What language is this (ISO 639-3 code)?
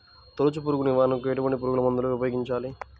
tel